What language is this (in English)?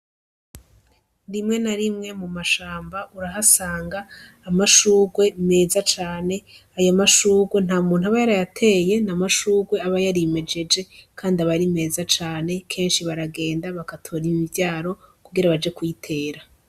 Rundi